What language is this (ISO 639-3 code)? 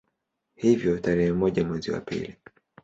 swa